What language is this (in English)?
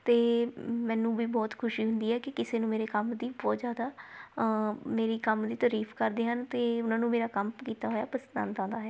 Punjabi